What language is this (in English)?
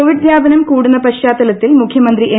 Malayalam